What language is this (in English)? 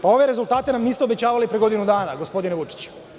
Serbian